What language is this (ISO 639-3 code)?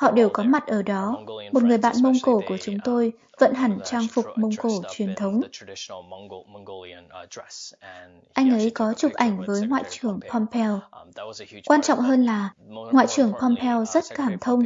vie